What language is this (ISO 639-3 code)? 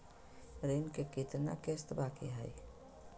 mag